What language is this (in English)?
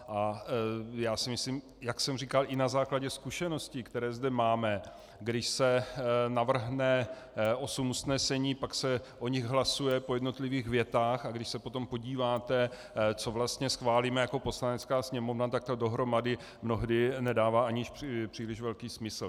Czech